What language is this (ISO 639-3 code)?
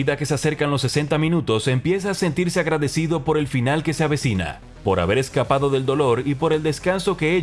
spa